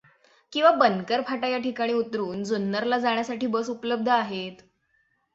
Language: Marathi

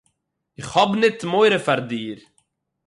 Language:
Yiddish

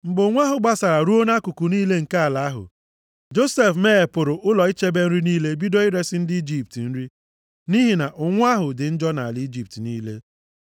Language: Igbo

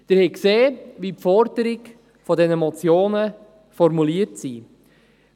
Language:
Swiss German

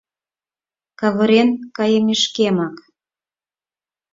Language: Mari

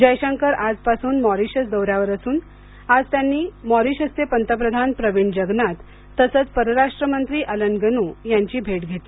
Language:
Marathi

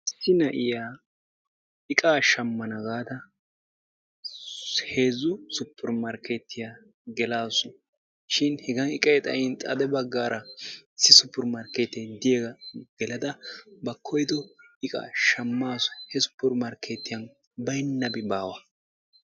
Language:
Wolaytta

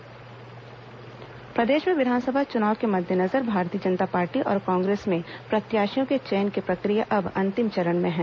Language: Hindi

